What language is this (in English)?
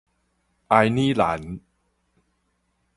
Min Nan Chinese